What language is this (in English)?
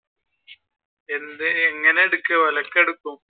Malayalam